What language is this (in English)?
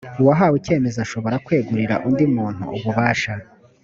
Kinyarwanda